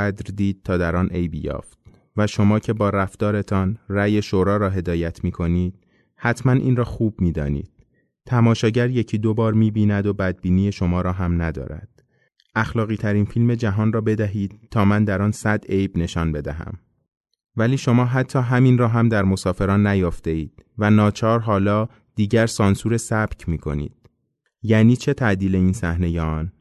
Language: Persian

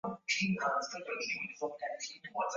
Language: Swahili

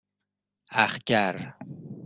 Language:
Persian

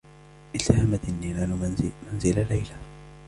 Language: Arabic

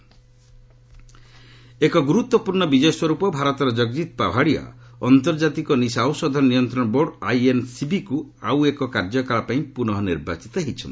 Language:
Odia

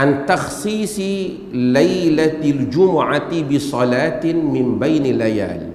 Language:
Malay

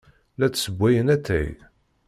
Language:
Kabyle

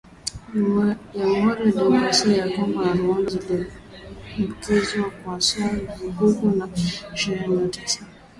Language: Swahili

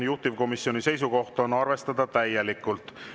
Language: Estonian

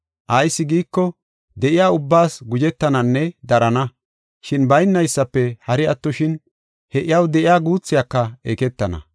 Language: Gofa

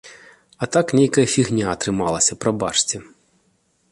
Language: Belarusian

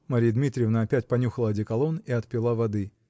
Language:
Russian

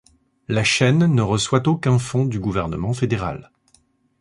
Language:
French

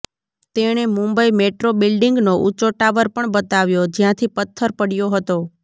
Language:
Gujarati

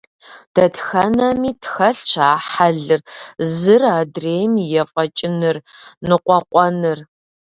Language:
Kabardian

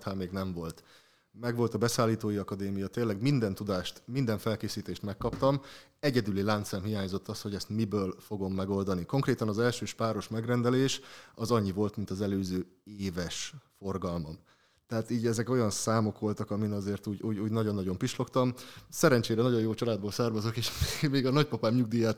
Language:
Hungarian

